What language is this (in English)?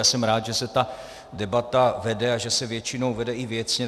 Czech